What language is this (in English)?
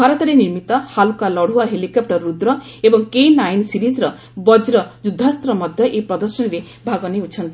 Odia